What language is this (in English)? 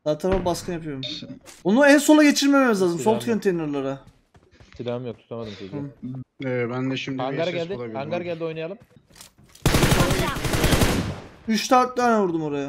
Turkish